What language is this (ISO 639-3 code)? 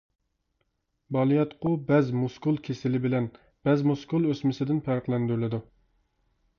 uig